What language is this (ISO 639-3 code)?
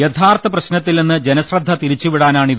mal